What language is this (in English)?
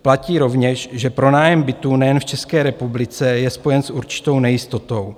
Czech